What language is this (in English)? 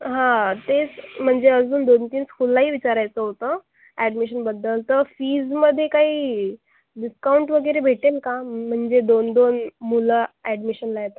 Marathi